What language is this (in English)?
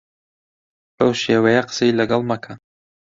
Central Kurdish